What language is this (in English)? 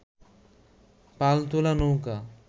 Bangla